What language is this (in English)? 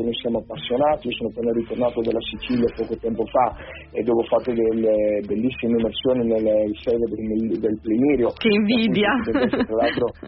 Italian